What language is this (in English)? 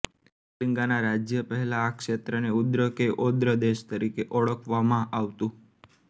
Gujarati